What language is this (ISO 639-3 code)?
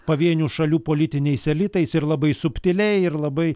lit